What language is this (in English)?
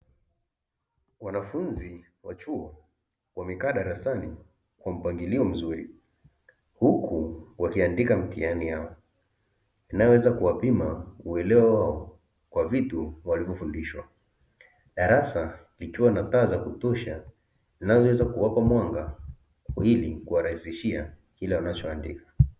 Swahili